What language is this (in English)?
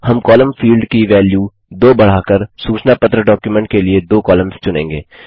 Hindi